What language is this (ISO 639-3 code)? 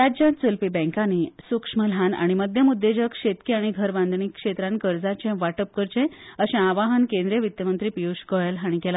kok